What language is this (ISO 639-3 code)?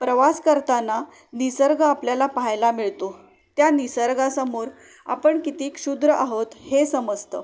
mar